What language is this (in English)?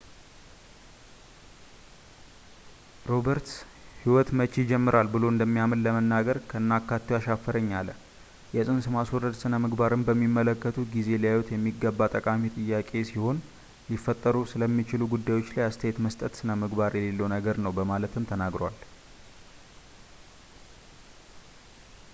Amharic